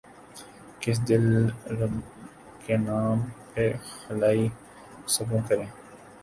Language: Urdu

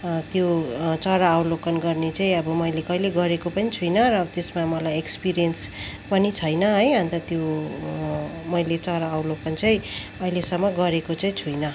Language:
Nepali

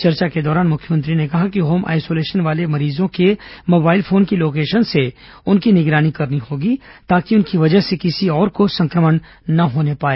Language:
Hindi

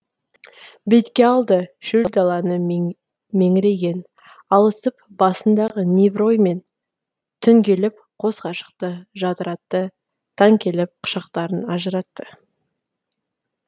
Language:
Kazakh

